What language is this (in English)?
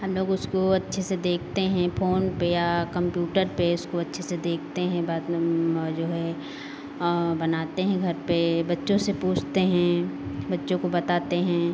Hindi